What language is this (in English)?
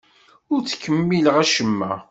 Kabyle